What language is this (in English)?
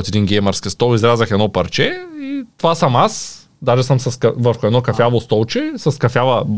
Bulgarian